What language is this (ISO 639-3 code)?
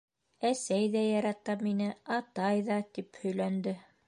bak